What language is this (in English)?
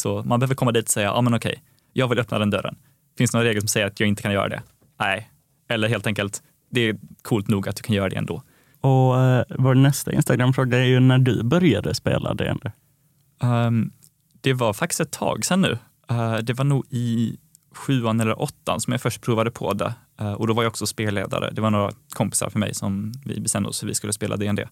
Swedish